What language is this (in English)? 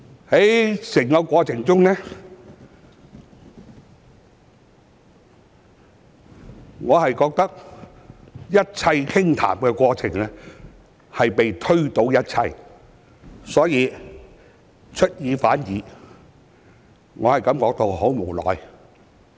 Cantonese